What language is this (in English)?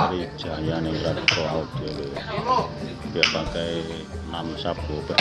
Indonesian